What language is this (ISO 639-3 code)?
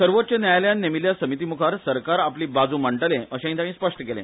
kok